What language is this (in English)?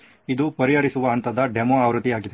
Kannada